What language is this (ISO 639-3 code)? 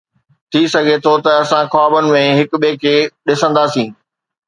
snd